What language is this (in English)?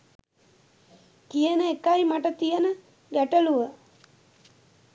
Sinhala